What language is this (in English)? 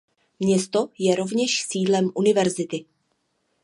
Czech